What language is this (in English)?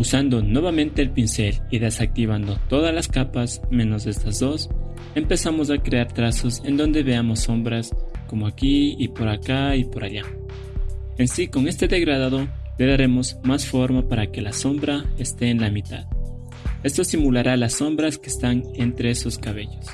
Spanish